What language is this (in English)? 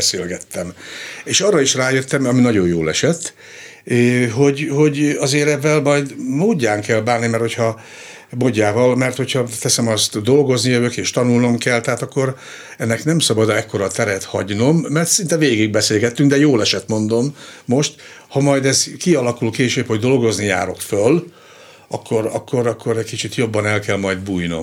Hungarian